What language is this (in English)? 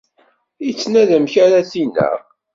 Kabyle